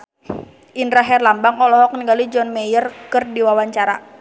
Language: Sundanese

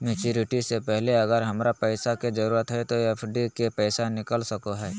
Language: Magahi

